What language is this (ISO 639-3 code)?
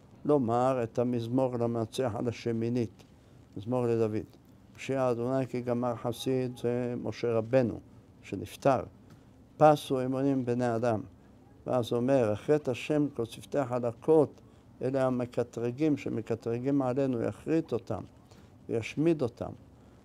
heb